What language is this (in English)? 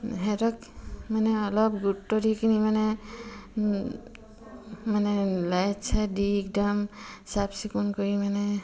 Assamese